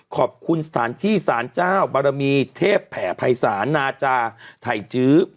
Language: Thai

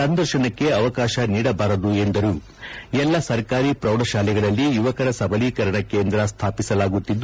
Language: Kannada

